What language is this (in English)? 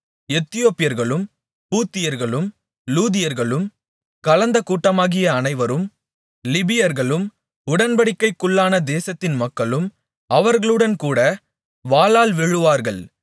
Tamil